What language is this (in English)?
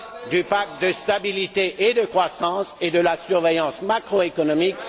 French